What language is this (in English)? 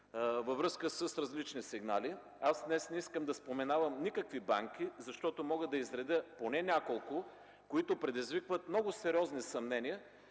Bulgarian